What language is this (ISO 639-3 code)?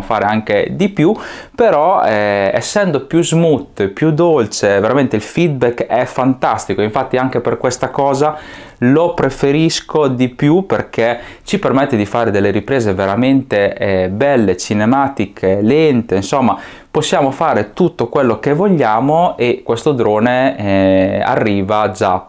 ita